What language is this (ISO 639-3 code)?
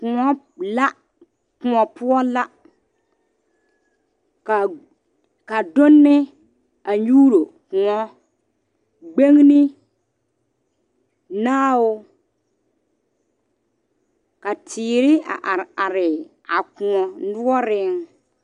dga